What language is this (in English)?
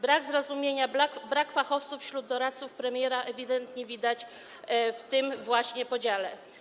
Polish